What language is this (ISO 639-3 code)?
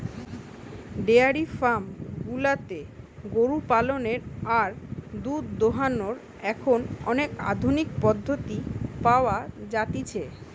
ben